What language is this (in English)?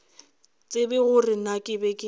Northern Sotho